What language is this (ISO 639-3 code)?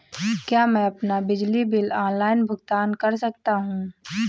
hin